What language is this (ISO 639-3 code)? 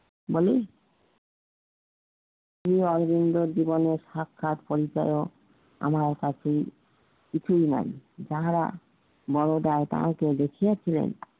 ben